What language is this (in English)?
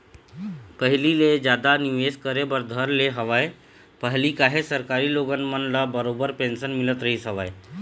Chhattisgarhi